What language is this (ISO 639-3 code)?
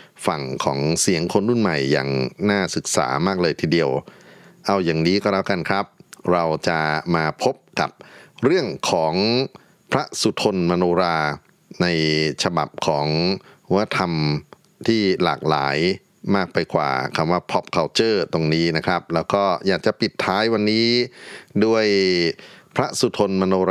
tha